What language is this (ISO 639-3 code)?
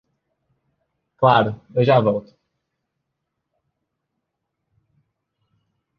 por